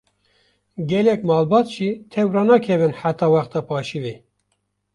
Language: Kurdish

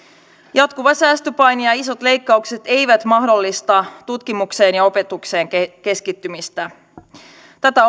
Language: Finnish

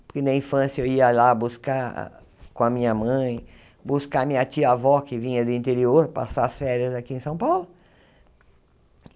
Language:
Portuguese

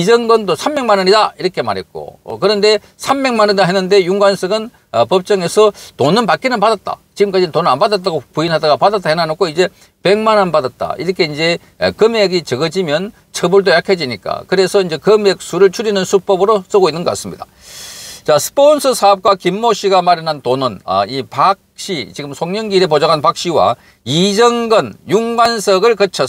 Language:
Korean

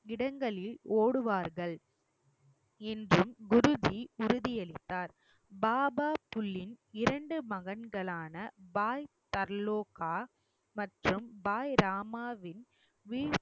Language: Tamil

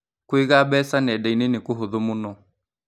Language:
Kikuyu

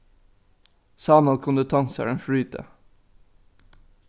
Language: Faroese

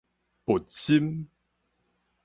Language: Min Nan Chinese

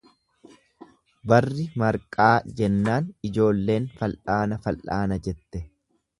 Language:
Oromo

